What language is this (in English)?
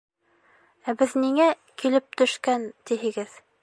Bashkir